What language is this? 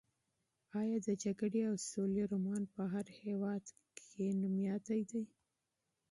Pashto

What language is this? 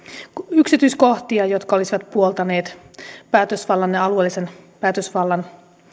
Finnish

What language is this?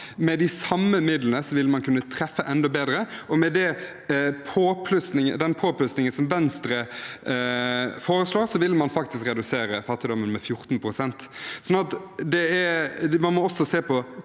Norwegian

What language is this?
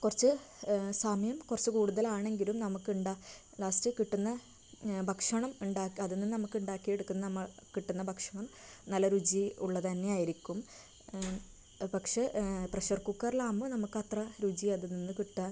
Malayalam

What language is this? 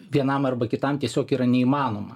Lithuanian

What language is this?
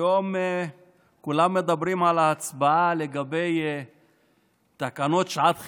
Hebrew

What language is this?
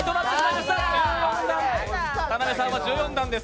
Japanese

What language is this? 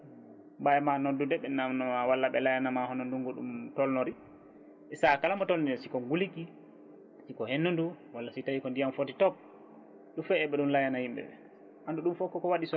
Fula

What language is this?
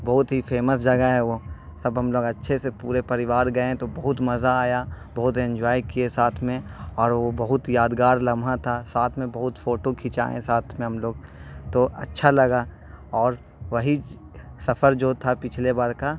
Urdu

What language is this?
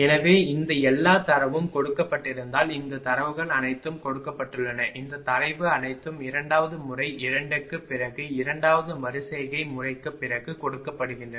Tamil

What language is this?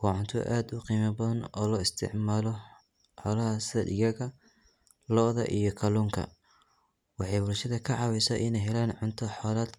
Somali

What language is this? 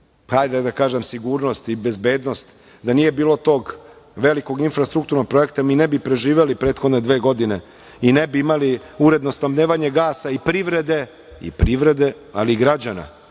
Serbian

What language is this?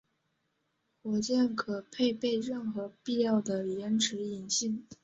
Chinese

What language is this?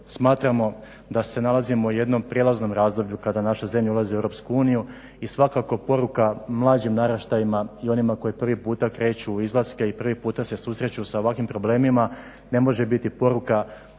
Croatian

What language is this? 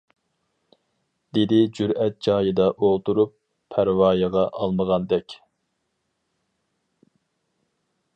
Uyghur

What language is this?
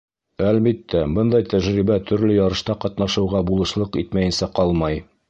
Bashkir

